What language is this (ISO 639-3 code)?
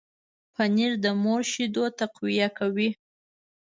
pus